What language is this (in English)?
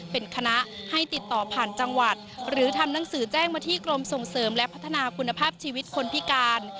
Thai